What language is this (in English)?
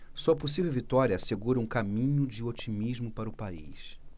Portuguese